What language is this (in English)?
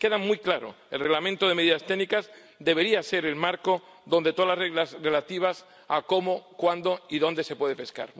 Spanish